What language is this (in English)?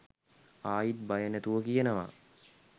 Sinhala